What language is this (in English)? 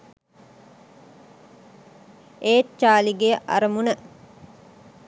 Sinhala